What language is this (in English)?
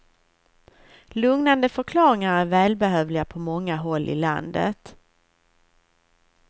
Swedish